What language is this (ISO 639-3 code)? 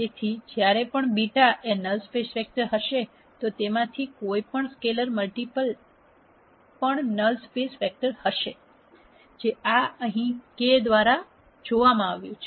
guj